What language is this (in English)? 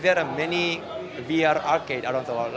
Indonesian